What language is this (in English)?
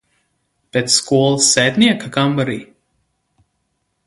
Latvian